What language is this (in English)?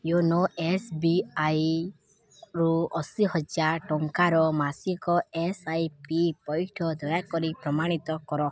Odia